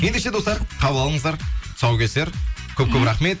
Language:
Kazakh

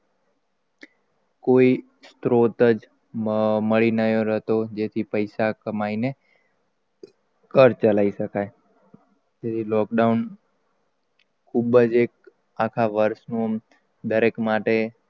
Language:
Gujarati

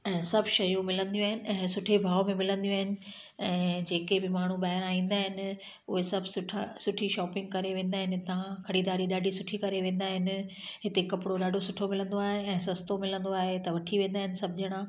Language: Sindhi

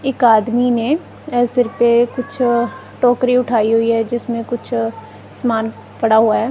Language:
Hindi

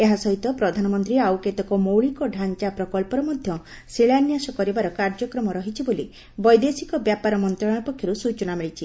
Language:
Odia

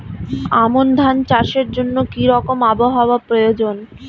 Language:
Bangla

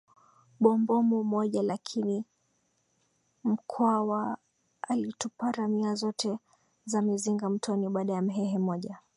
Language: Swahili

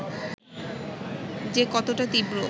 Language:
Bangla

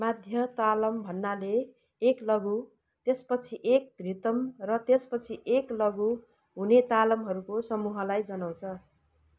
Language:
Nepali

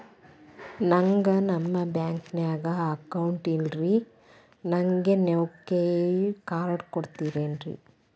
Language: Kannada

